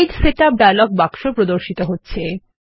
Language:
Bangla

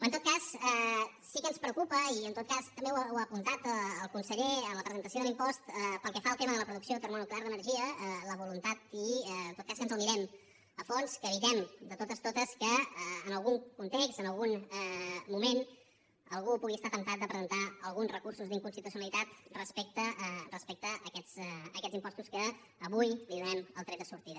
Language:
Catalan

